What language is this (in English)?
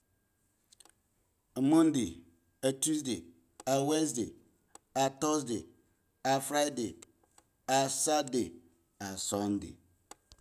Eggon